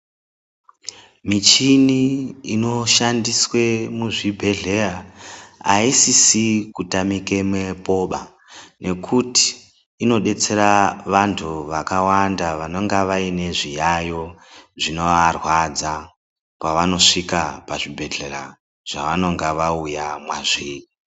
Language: Ndau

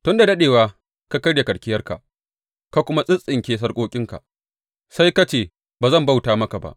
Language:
Hausa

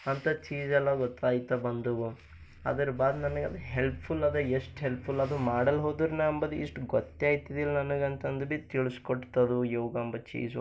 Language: Kannada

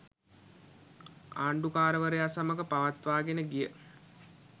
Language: Sinhala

